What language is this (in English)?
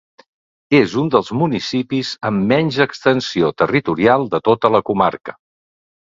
Catalan